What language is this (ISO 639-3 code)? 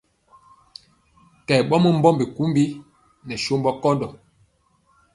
mcx